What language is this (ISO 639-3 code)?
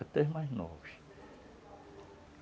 por